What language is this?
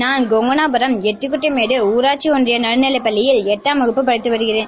Tamil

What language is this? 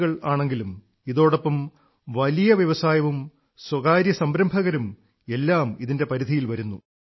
Malayalam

